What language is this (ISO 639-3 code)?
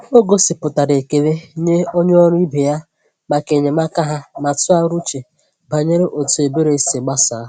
ibo